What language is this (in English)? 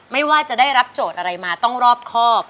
Thai